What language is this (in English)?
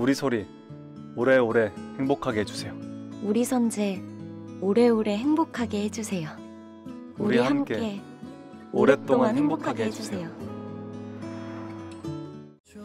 Korean